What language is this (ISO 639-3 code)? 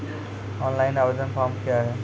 mai